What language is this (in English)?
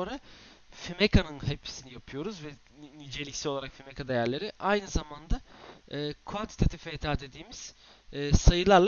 Turkish